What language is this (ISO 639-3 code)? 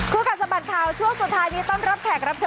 tha